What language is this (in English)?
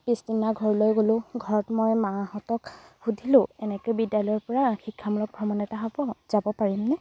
Assamese